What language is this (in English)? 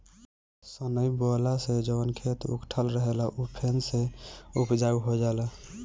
Bhojpuri